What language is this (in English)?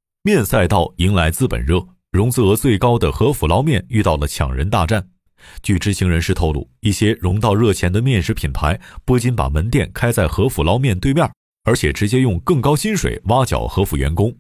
Chinese